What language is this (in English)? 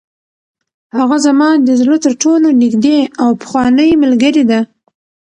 Pashto